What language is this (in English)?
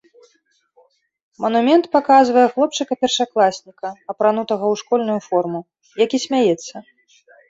Belarusian